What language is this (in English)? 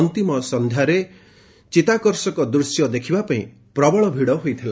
Odia